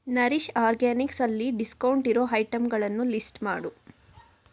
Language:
Kannada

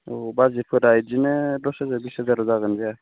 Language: Bodo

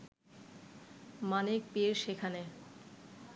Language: Bangla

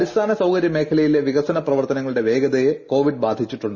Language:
Malayalam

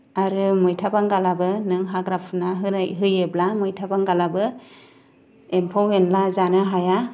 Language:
Bodo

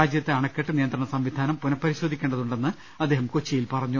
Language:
Malayalam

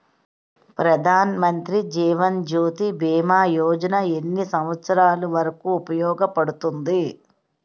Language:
Telugu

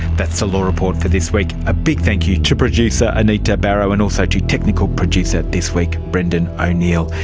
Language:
English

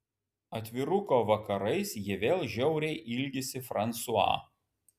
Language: Lithuanian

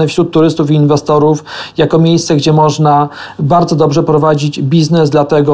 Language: Polish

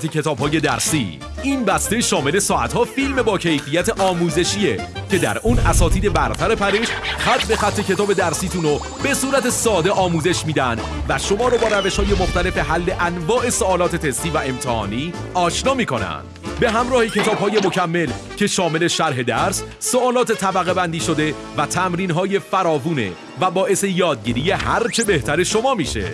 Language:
Persian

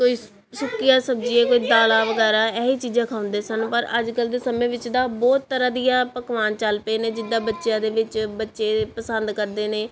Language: Punjabi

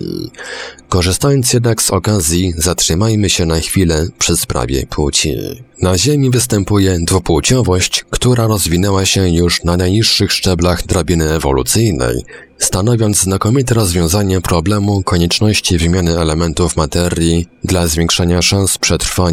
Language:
Polish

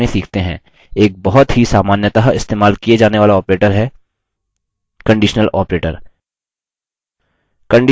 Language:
Hindi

